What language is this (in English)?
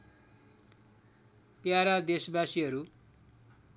Nepali